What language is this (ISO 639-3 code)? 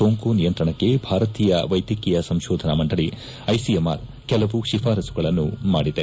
kan